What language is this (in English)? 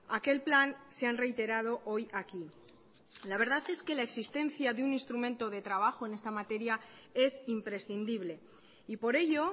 Spanish